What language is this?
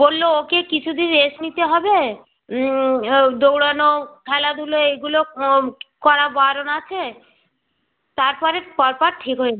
Bangla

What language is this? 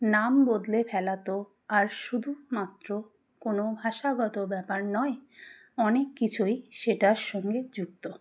Bangla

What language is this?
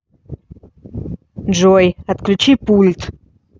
Russian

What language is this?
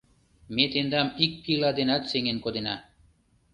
Mari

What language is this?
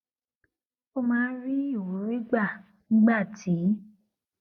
Yoruba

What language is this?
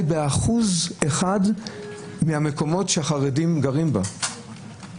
Hebrew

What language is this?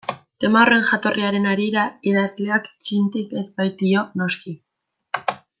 Basque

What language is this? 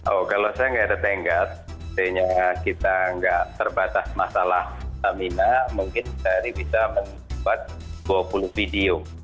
Indonesian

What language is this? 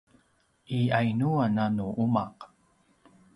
Paiwan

